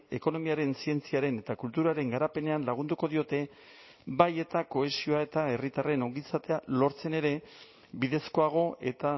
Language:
Basque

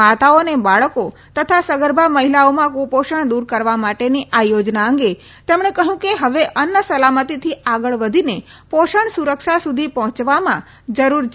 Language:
Gujarati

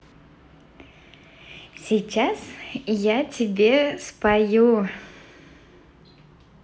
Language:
Russian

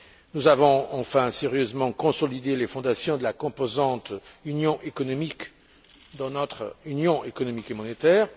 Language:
French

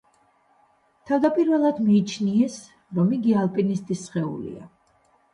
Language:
Georgian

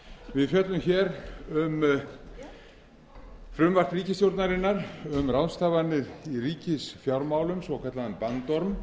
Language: Icelandic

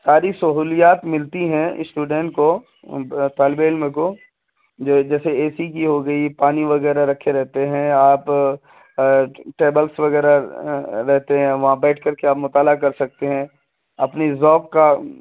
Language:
Urdu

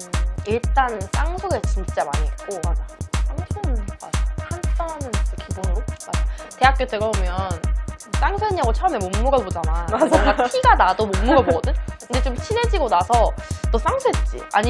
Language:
Korean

